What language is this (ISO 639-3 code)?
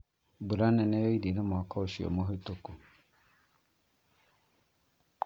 kik